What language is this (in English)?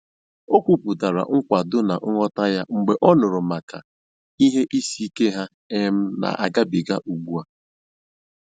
Igbo